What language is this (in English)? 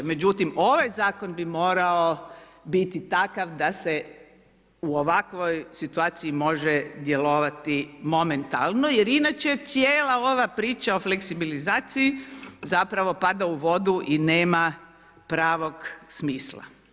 Croatian